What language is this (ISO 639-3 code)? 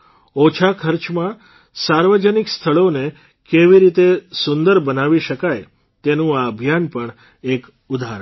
guj